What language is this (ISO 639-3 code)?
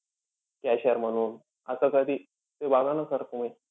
mar